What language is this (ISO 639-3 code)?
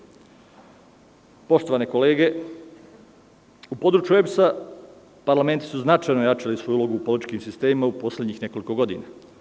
srp